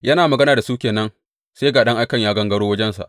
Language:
Hausa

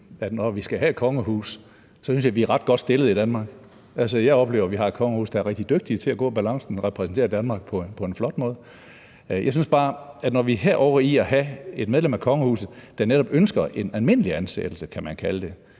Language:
Danish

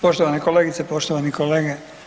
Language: Croatian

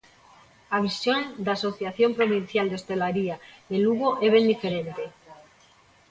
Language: Galician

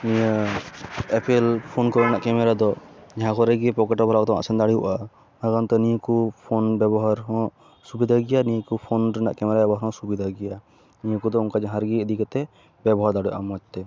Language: Santali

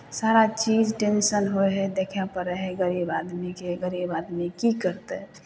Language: Maithili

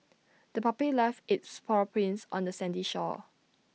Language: English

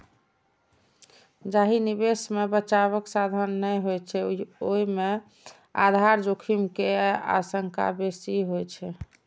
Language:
Maithili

